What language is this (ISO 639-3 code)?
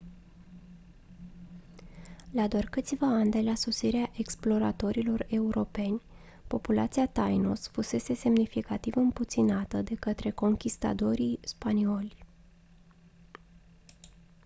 ron